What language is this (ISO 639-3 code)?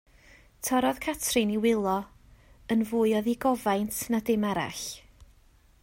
cym